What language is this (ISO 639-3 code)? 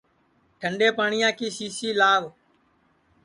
ssi